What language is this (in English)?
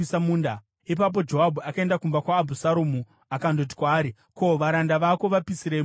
Shona